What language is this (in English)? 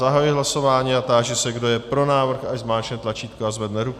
Czech